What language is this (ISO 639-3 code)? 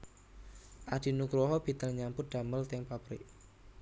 jav